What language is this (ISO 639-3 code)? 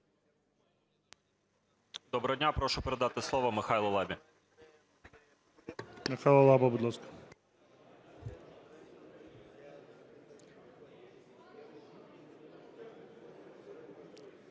ukr